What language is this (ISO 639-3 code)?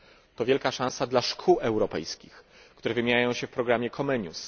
pol